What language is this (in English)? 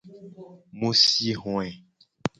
Gen